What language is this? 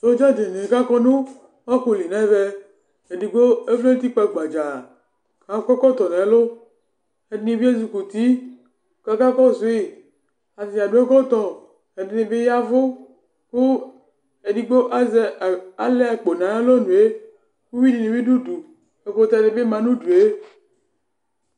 Ikposo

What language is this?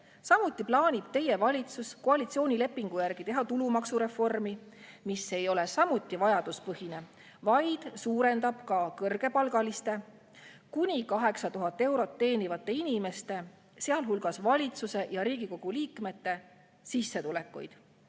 Estonian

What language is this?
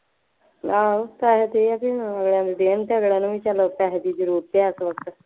Punjabi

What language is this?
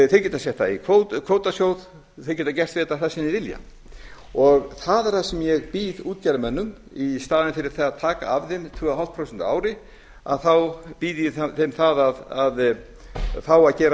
Icelandic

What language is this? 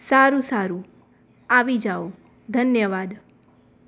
Gujarati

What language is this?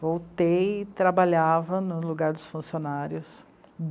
Portuguese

